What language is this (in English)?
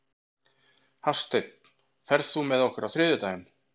Icelandic